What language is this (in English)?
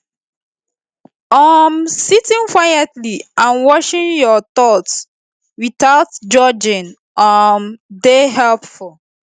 Nigerian Pidgin